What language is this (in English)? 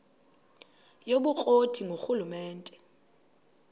Xhosa